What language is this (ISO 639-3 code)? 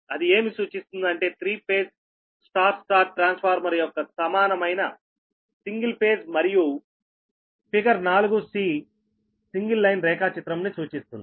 tel